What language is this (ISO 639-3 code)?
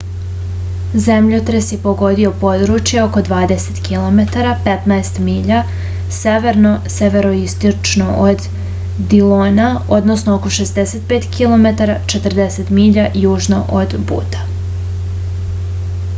srp